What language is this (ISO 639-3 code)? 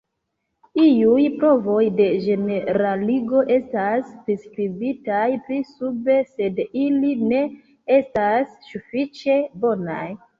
epo